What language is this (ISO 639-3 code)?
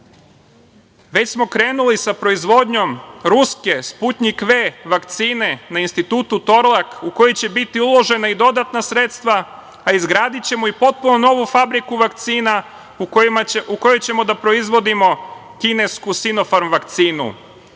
srp